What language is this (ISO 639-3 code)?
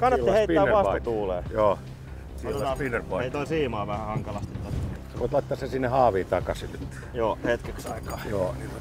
fin